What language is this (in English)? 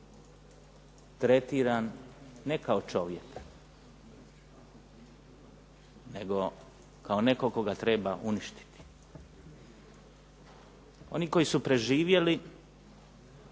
Croatian